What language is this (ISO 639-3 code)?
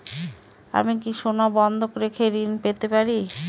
ben